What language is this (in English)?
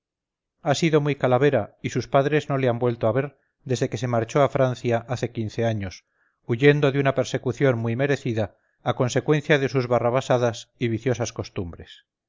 Spanish